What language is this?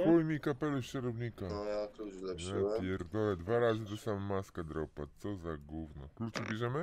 Polish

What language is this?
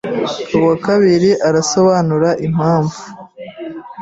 Kinyarwanda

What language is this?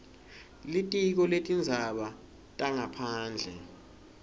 Swati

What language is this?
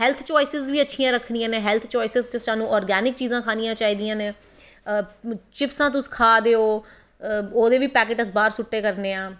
Dogri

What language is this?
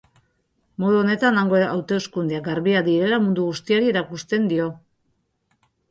Basque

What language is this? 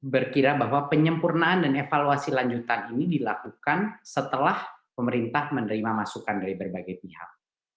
Indonesian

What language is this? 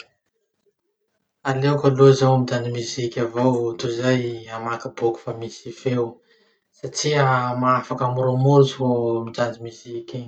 Masikoro Malagasy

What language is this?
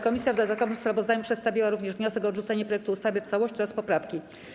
Polish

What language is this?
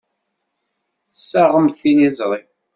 Kabyle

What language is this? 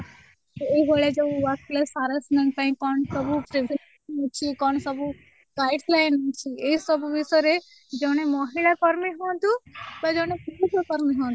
Odia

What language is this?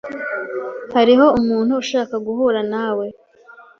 Kinyarwanda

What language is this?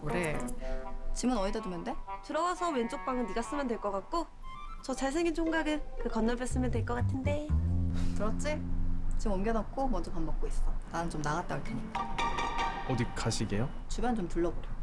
Korean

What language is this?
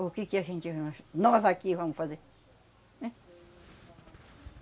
Portuguese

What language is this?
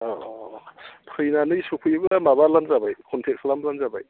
Bodo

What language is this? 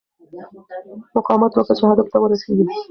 Pashto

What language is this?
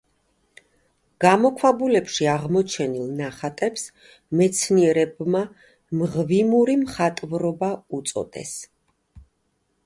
Georgian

